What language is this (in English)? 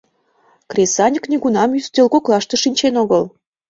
Mari